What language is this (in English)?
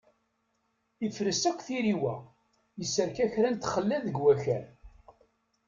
Kabyle